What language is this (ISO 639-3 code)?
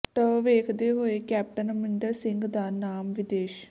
pan